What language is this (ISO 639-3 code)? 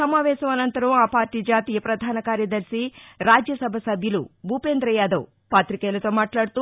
tel